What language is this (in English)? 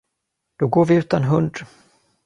Swedish